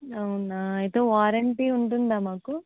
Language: Telugu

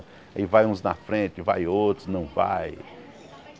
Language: Portuguese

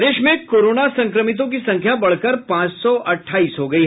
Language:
Hindi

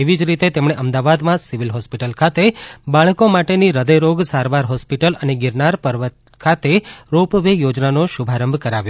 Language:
Gujarati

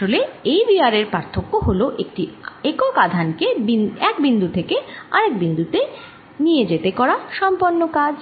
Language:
Bangla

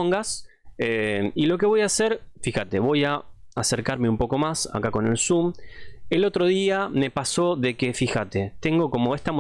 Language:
Spanish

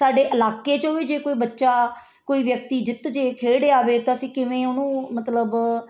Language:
Punjabi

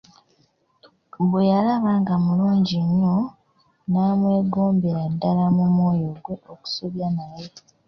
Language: Ganda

